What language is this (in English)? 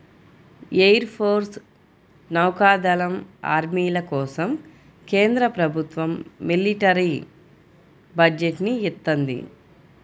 Telugu